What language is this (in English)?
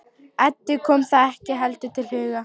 Icelandic